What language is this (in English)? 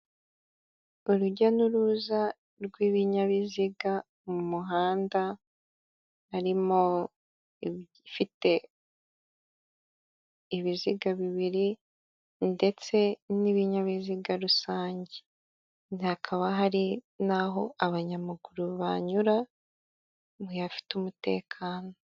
Kinyarwanda